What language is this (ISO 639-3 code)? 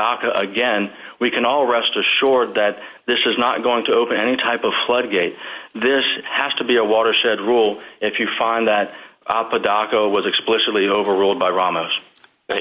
eng